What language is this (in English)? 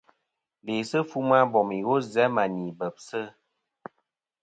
Kom